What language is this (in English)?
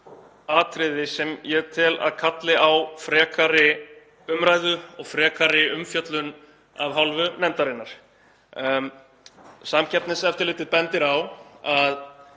Icelandic